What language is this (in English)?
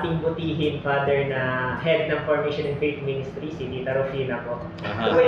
Filipino